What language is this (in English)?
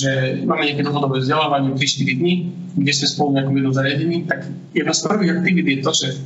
Slovak